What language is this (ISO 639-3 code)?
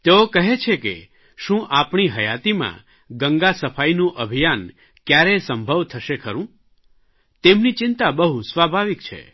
guj